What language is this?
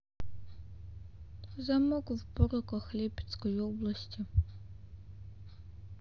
Russian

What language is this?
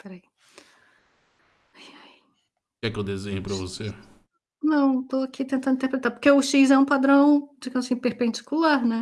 Portuguese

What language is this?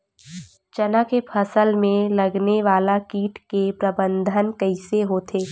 Chhattisgarhi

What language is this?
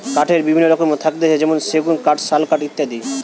Bangla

